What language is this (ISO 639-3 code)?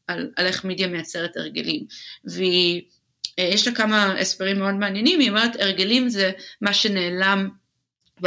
heb